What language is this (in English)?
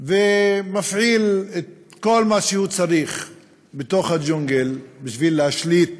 Hebrew